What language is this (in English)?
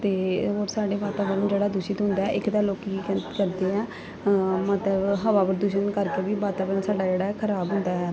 Punjabi